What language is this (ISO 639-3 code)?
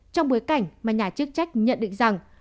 vie